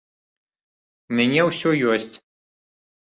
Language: Belarusian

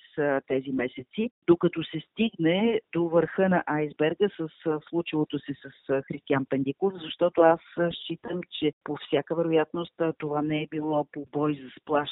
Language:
Bulgarian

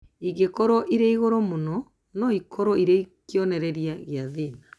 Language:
Kikuyu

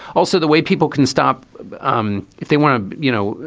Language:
English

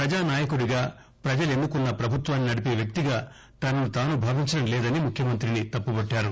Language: Telugu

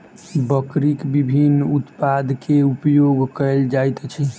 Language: Maithili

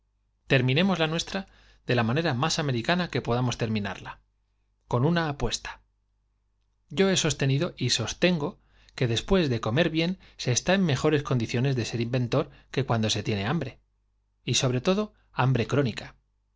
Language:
Spanish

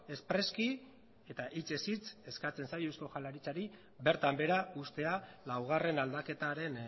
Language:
Basque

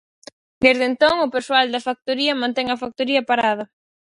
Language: Galician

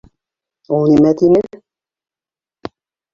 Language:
Bashkir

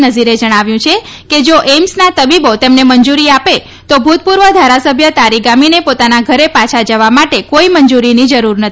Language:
Gujarati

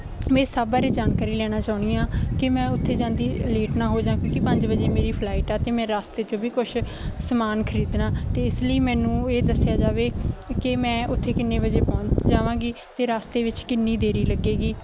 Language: Punjabi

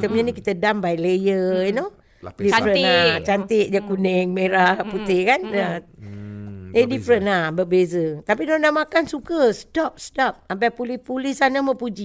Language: Malay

